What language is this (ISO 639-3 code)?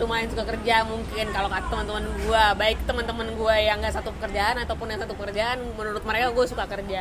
ind